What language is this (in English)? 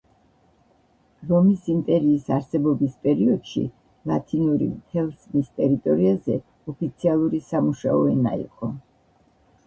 Georgian